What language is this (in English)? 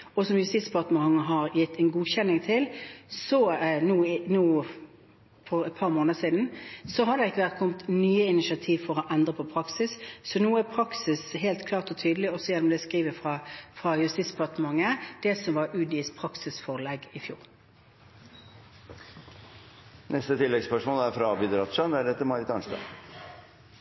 Norwegian